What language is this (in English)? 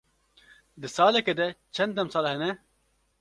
Kurdish